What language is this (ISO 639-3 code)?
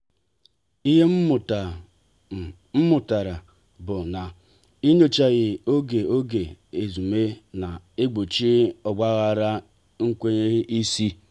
ibo